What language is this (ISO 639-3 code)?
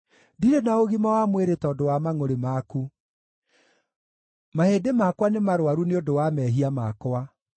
kik